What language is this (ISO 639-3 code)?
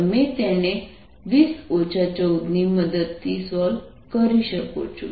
guj